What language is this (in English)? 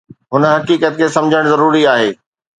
Sindhi